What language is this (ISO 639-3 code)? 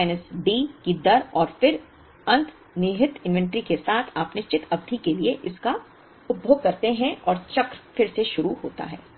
hin